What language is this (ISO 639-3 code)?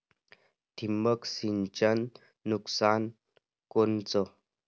mar